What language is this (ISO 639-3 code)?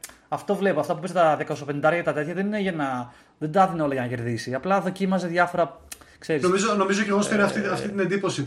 ell